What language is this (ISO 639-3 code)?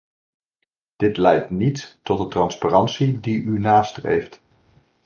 nld